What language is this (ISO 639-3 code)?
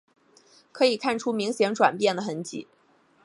zho